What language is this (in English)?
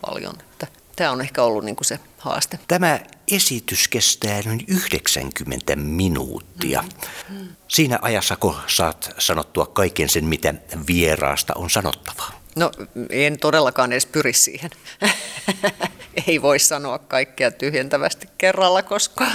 Finnish